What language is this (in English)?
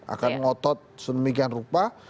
Indonesian